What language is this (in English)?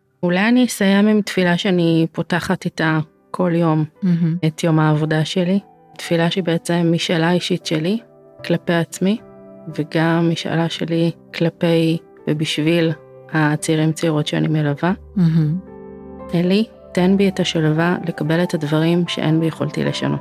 Hebrew